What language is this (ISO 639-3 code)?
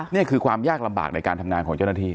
tha